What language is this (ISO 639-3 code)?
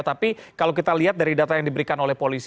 ind